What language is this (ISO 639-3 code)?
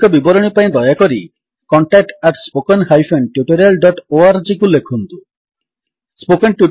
ori